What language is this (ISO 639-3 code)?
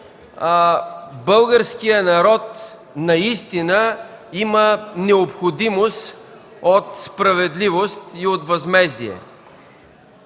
bul